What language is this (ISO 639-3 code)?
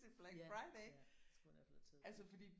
dan